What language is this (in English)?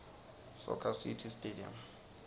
Swati